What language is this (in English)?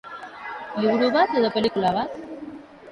Basque